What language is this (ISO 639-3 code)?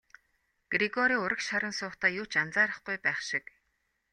mon